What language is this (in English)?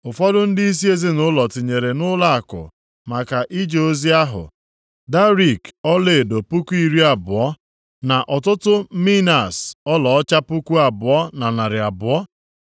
Igbo